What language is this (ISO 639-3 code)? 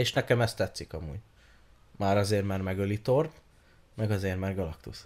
hun